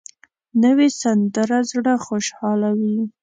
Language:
Pashto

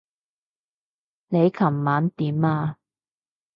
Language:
Cantonese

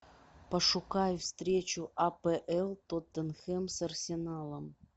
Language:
Russian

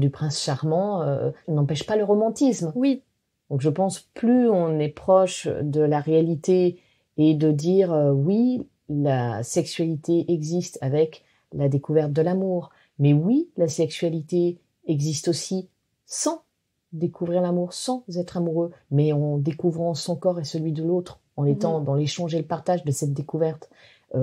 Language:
French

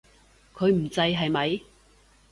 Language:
Cantonese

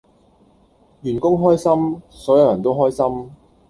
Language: Cantonese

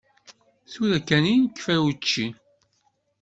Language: Kabyle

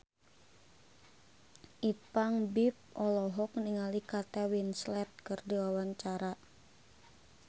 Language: Sundanese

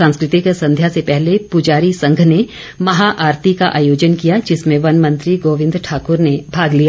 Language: Hindi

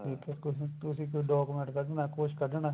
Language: Punjabi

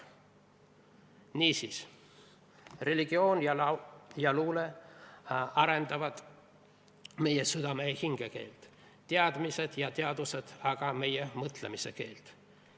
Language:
Estonian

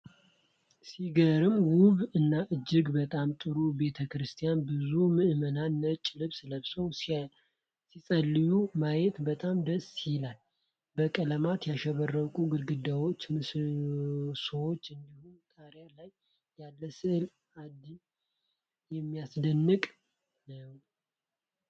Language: Amharic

